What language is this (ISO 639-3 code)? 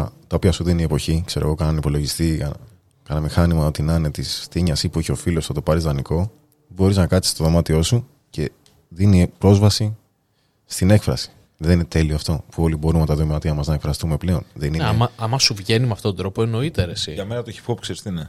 ell